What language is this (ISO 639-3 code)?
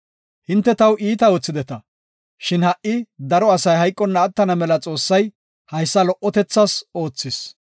gof